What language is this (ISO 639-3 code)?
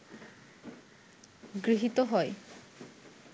ben